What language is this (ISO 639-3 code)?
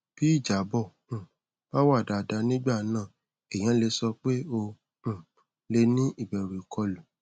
yor